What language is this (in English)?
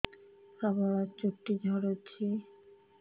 Odia